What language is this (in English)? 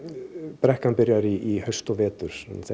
Icelandic